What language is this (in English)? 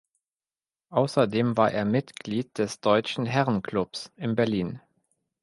German